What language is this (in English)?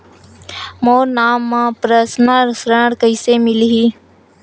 Chhattisgarhi